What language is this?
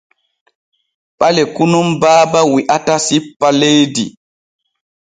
Borgu Fulfulde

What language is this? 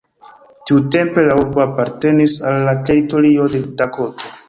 Esperanto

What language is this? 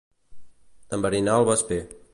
Catalan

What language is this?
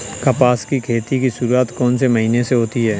Hindi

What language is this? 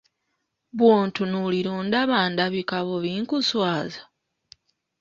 Ganda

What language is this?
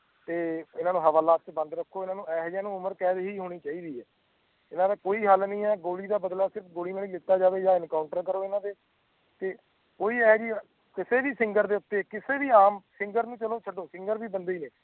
Punjabi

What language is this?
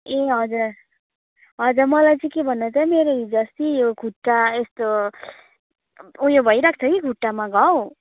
Nepali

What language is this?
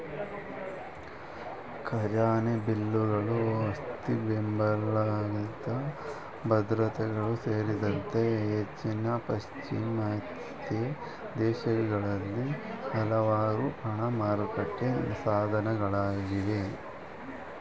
Kannada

